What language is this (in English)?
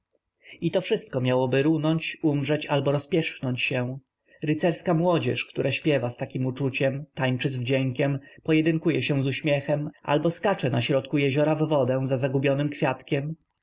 Polish